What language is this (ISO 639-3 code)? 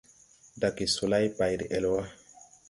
tui